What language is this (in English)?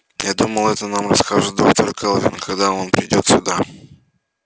Russian